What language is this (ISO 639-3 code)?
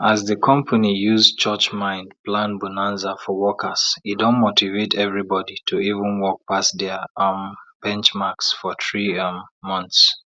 pcm